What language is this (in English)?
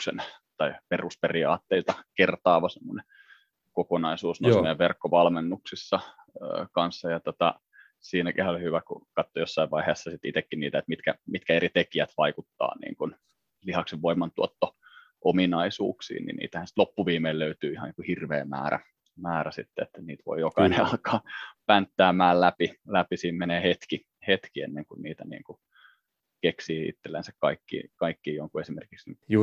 Finnish